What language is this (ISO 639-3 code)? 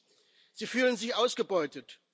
deu